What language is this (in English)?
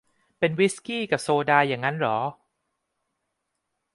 Thai